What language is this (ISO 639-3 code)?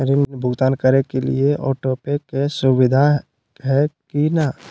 mag